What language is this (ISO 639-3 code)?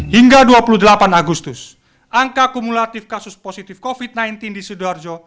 ind